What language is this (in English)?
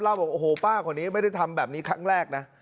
Thai